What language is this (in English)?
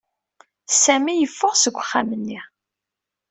Kabyle